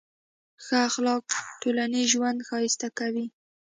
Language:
Pashto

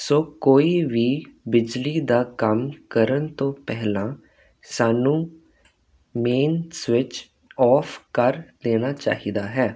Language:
Punjabi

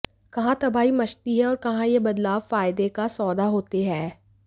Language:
Hindi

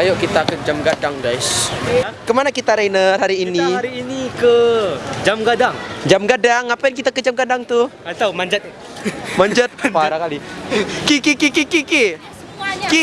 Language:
Indonesian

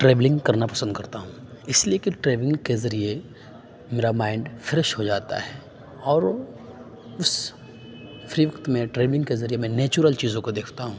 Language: Urdu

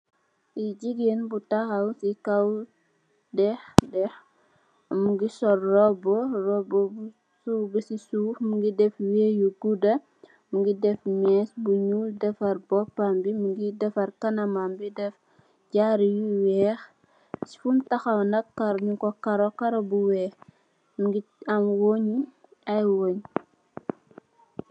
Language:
Wolof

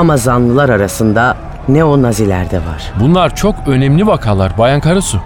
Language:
Turkish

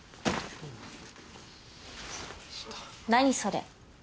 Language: Japanese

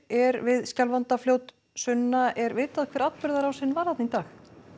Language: Icelandic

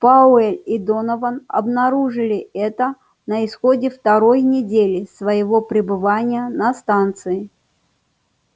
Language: Russian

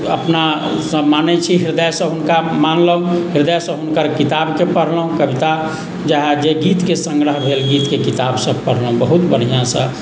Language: Maithili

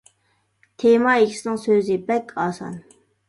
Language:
Uyghur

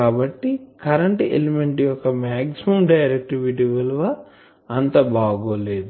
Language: Telugu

